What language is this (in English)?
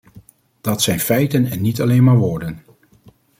Dutch